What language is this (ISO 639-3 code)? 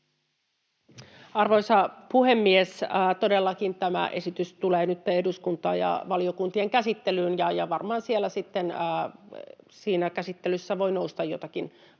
fin